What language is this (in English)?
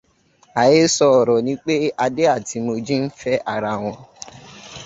Yoruba